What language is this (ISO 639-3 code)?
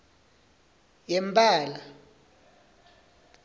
ssw